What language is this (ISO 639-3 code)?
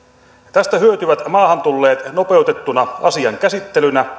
fin